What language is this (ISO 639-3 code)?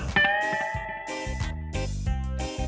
ind